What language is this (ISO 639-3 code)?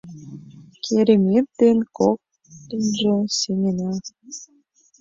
chm